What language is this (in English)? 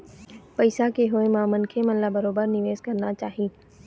Chhattisgarhi